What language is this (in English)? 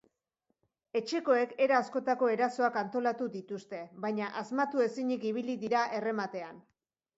Basque